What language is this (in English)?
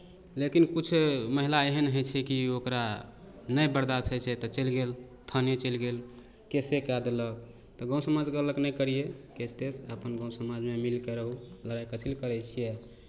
Maithili